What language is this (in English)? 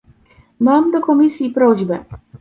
Polish